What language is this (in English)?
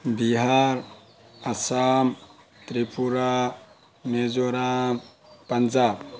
Manipuri